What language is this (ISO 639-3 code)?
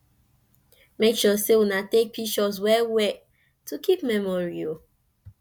pcm